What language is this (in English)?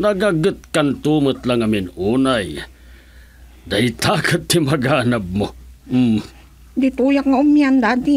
Filipino